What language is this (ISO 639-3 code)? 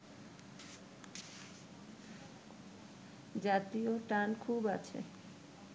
ben